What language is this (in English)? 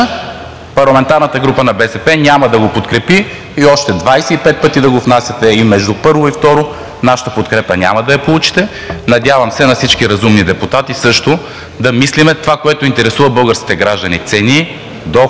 Bulgarian